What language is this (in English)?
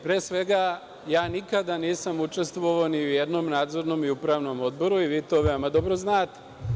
Serbian